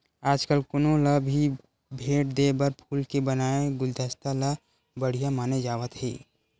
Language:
Chhattisgarhi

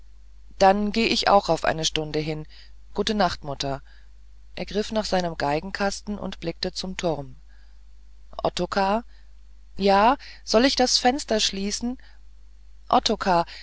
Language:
German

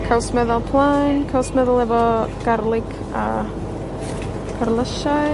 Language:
Welsh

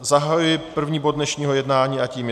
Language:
Czech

